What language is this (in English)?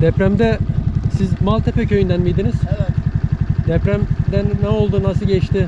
Turkish